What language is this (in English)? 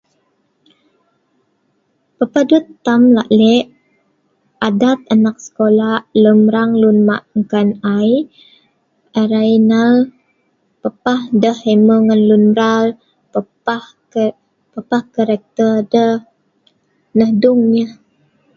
Sa'ban